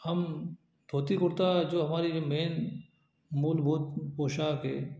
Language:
Hindi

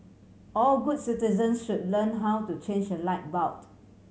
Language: English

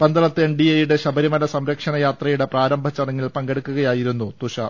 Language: Malayalam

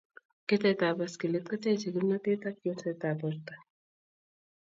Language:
Kalenjin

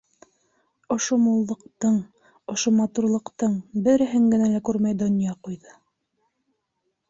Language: Bashkir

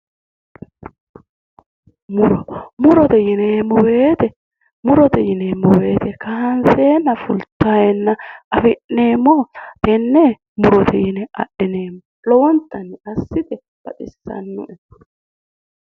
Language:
Sidamo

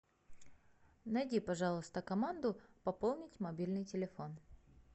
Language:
Russian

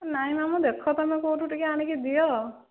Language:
Odia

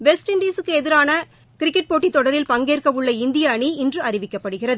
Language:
Tamil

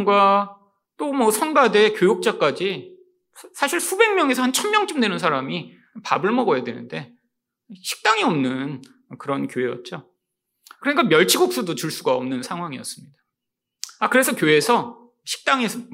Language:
Korean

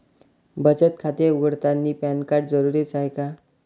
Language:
Marathi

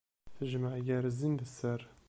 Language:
Kabyle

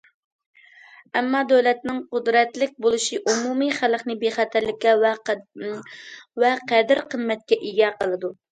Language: Uyghur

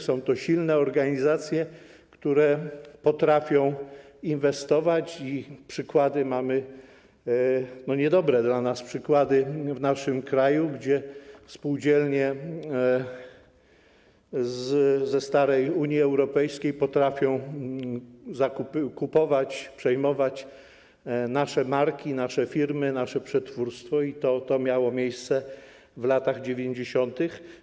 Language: Polish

